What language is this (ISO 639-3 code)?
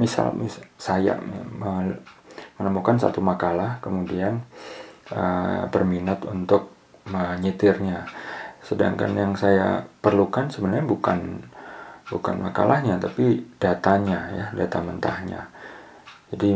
ind